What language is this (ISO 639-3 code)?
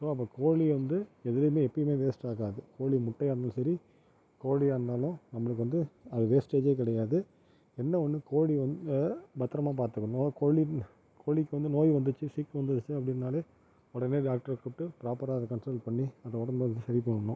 tam